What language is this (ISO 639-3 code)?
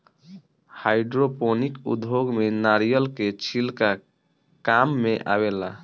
bho